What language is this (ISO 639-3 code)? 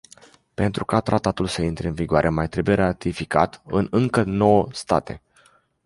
ron